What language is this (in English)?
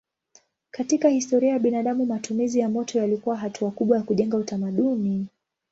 Swahili